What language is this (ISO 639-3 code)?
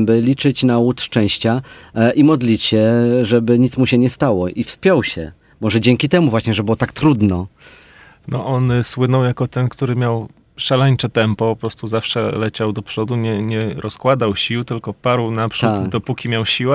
pol